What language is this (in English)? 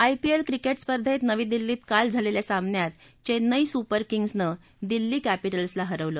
Marathi